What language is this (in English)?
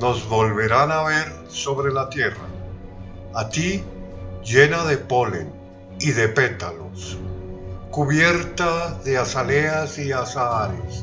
Spanish